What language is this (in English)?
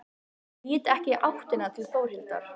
Icelandic